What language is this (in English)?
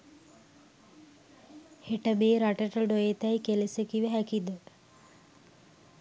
Sinhala